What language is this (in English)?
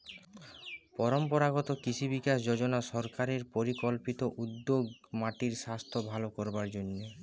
Bangla